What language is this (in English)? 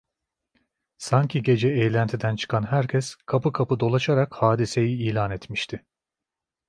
Turkish